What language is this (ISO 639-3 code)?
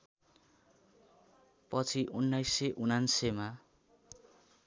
nep